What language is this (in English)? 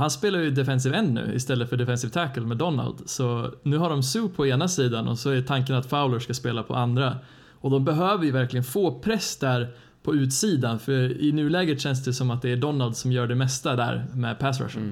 Swedish